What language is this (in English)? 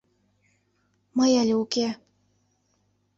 Mari